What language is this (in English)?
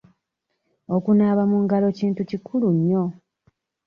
Ganda